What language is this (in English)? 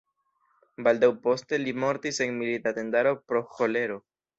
Esperanto